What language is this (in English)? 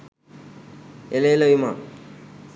Sinhala